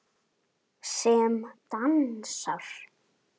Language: Icelandic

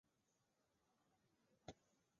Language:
Chinese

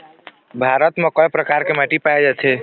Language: Chhattisgarhi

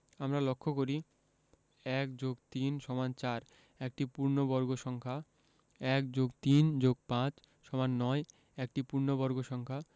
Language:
Bangla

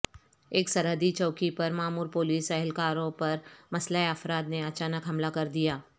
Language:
Urdu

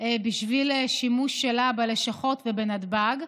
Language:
Hebrew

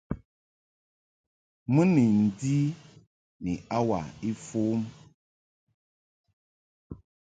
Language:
Mungaka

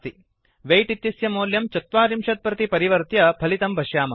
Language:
Sanskrit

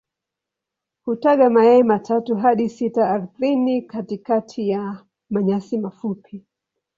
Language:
Swahili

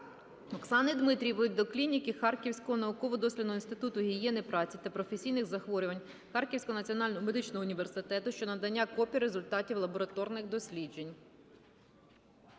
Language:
Ukrainian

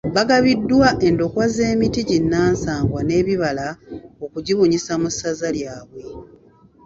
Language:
Ganda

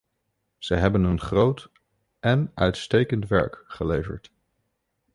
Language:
Dutch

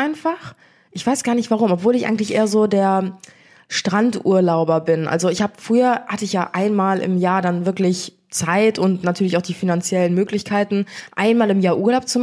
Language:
German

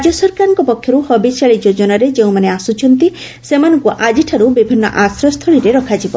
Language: Odia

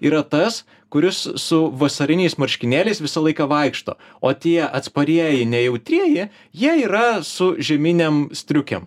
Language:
Lithuanian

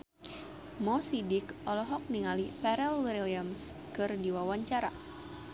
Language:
Sundanese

